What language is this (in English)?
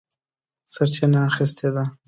Pashto